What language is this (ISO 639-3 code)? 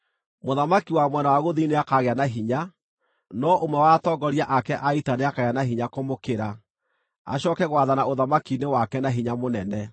kik